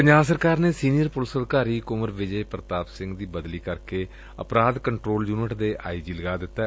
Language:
Punjabi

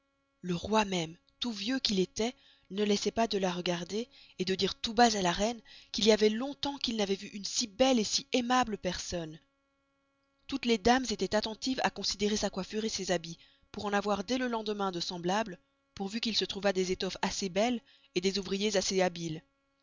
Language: French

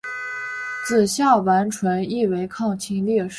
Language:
Chinese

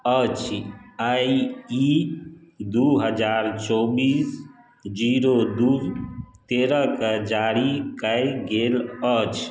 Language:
Maithili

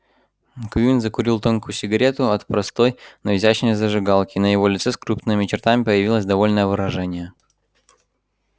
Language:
Russian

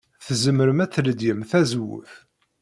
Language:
Kabyle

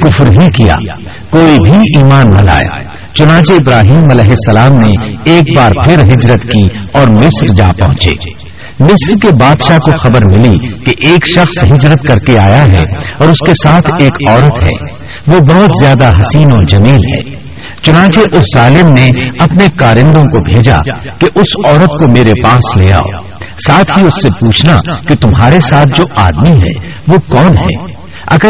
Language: Urdu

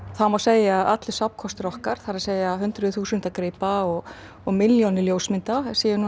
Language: Icelandic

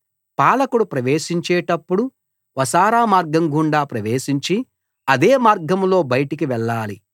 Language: Telugu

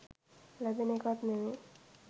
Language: Sinhala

